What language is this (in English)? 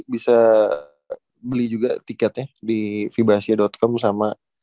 Indonesian